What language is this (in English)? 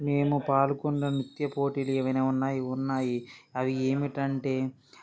Telugu